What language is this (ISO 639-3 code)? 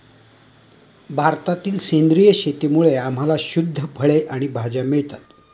mar